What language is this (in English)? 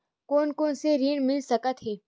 Chhattisgarhi